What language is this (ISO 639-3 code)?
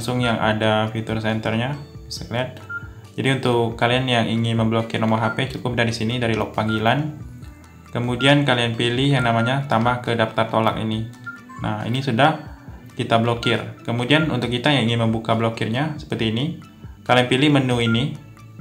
ind